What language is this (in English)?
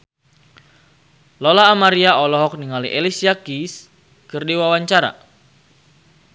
Sundanese